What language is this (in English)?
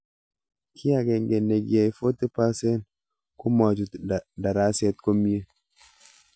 Kalenjin